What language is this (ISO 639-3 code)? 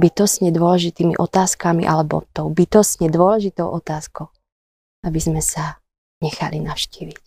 slk